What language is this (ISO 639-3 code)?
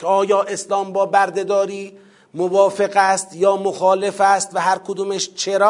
fas